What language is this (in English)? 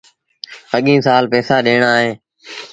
Sindhi Bhil